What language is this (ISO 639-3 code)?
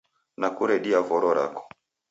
dav